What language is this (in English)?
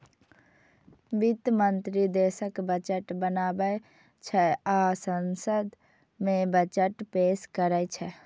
Maithili